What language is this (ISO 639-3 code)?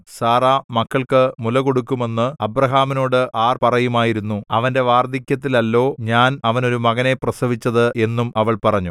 mal